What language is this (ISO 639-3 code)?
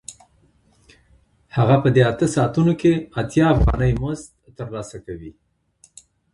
pus